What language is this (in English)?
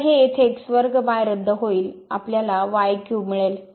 Marathi